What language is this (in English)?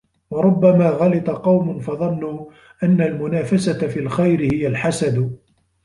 Arabic